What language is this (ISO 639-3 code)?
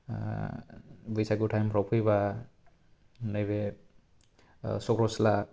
brx